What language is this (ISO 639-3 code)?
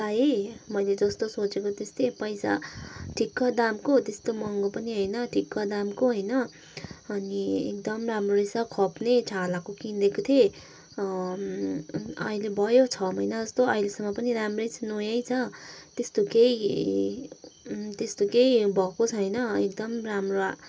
nep